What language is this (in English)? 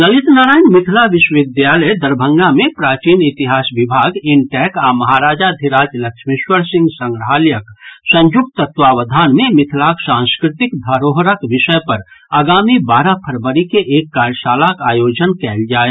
Maithili